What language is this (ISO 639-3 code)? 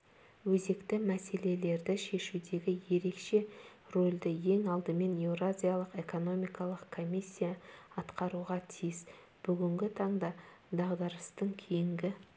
kaz